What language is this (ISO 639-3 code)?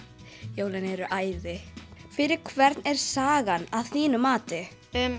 isl